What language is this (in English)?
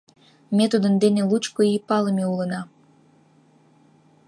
Mari